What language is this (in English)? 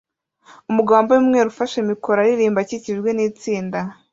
Kinyarwanda